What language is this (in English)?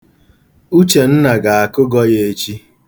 Igbo